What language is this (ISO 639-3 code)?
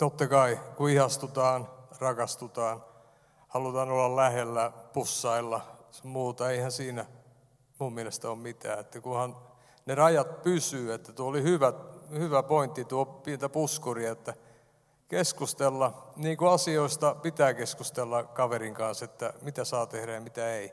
fin